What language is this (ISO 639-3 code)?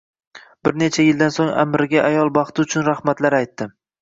uzb